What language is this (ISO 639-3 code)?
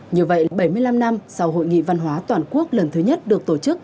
vie